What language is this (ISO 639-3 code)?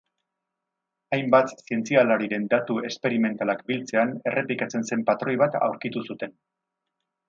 eus